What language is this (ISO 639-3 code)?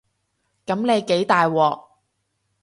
yue